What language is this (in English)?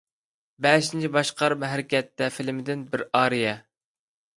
Uyghur